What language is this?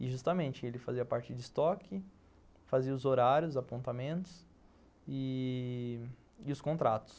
Portuguese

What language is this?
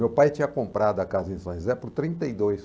Portuguese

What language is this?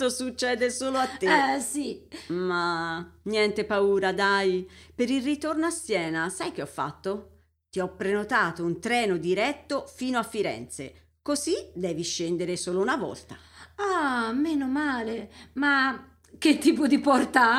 Italian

